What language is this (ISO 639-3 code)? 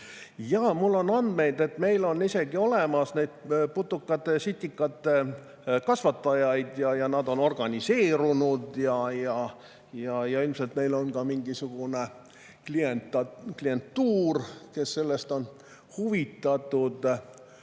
est